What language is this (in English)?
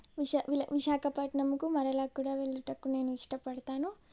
Telugu